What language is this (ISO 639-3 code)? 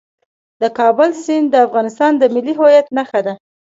pus